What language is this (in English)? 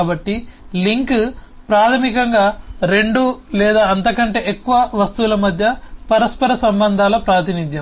Telugu